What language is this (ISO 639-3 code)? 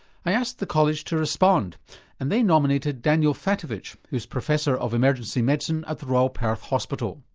eng